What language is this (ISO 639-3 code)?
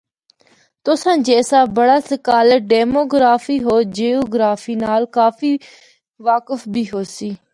hno